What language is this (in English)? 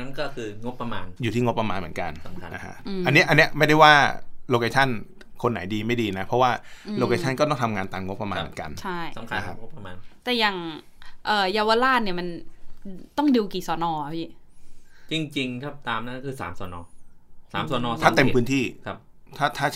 Thai